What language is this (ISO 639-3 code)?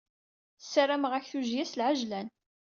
kab